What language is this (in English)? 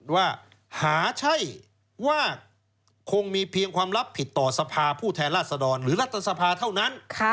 Thai